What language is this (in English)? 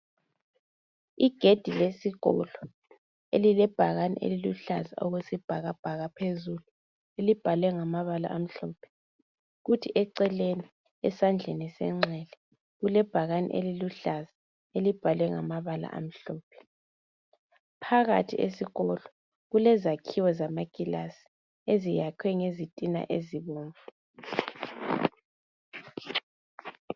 North Ndebele